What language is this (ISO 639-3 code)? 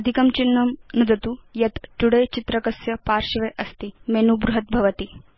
san